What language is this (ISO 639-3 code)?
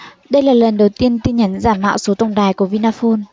vie